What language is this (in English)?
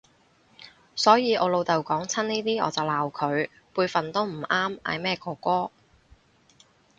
Cantonese